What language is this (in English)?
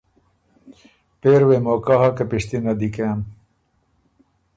Ormuri